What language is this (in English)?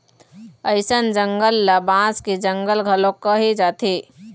Chhattisgarhi